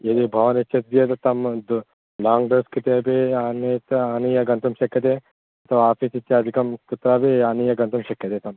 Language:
Sanskrit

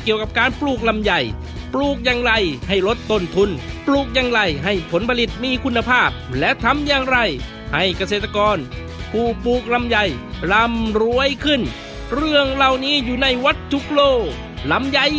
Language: Thai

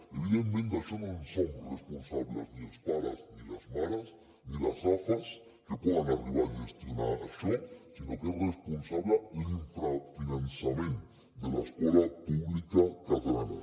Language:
Catalan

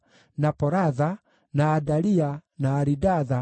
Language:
Kikuyu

